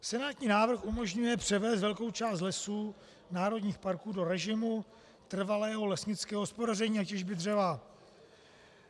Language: Czech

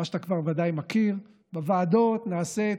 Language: Hebrew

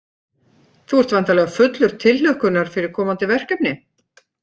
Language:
Icelandic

